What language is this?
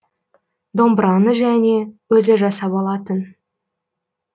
Kazakh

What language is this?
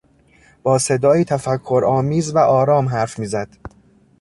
Persian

